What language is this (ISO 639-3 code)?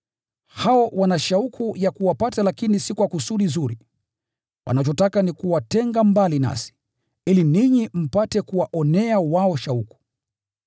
swa